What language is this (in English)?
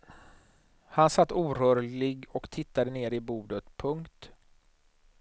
Swedish